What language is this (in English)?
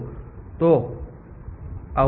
Gujarati